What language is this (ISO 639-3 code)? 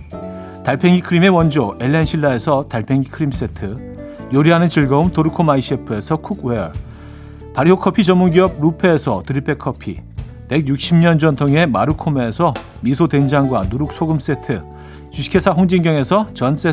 kor